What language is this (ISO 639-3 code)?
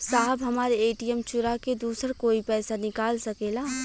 bho